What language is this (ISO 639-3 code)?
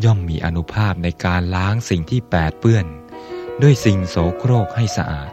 tha